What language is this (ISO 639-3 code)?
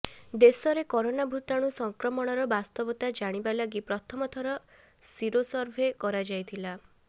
ori